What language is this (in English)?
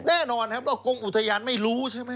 Thai